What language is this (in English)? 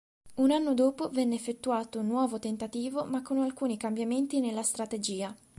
Italian